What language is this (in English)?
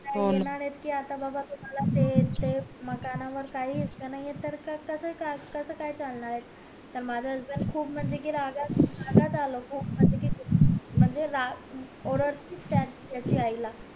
Marathi